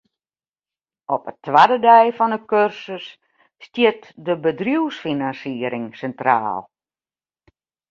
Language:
Western Frisian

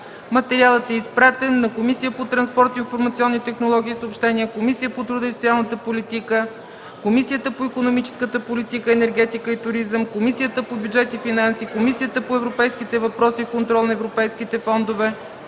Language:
Bulgarian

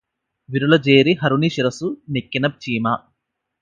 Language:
Telugu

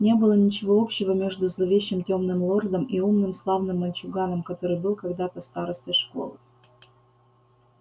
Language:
Russian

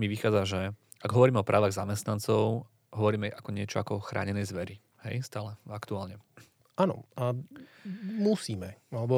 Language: Slovak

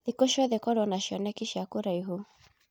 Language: Kikuyu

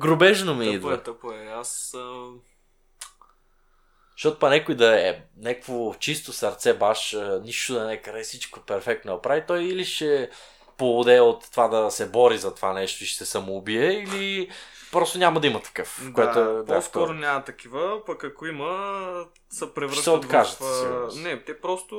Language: Bulgarian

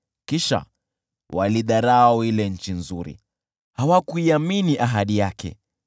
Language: Swahili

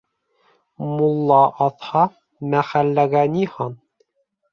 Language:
Bashkir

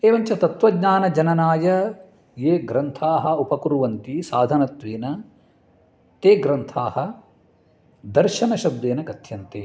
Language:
Sanskrit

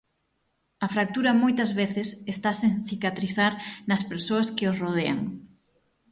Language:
Galician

